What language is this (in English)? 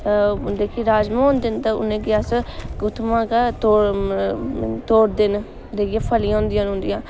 Dogri